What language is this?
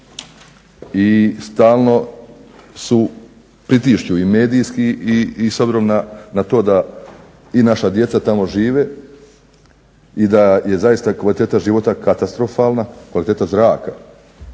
Croatian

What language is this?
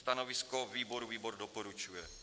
Czech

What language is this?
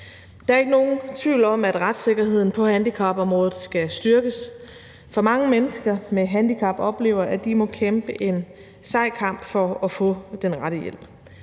Danish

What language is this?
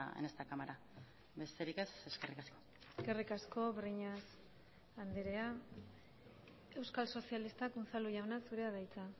Basque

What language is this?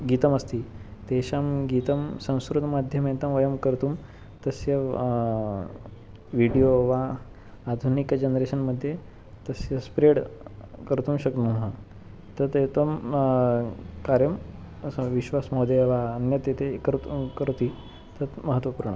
Sanskrit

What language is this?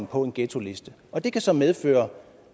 Danish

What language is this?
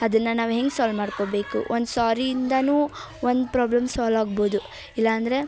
Kannada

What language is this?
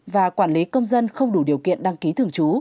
Vietnamese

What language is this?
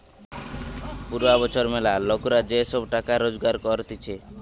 Bangla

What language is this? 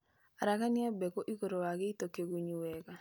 Kikuyu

